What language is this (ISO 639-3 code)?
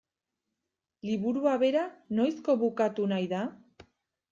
eus